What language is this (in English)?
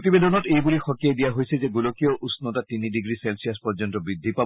Assamese